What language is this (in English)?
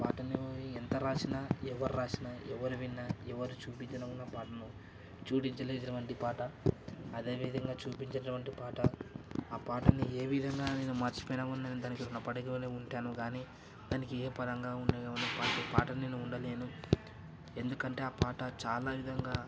Telugu